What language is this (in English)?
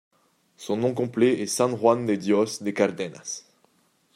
French